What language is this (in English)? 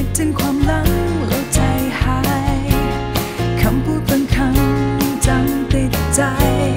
Thai